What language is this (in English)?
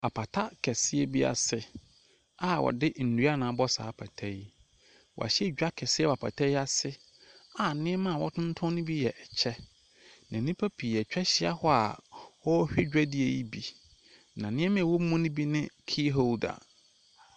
Akan